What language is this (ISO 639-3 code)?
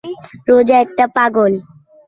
ben